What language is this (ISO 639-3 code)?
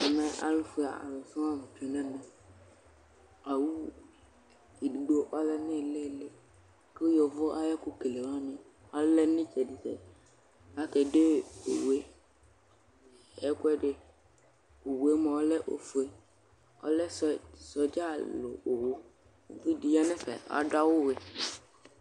kpo